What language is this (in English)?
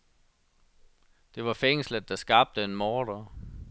Danish